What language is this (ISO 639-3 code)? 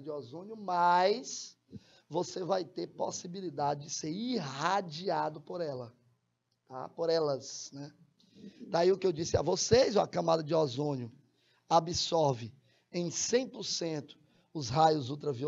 por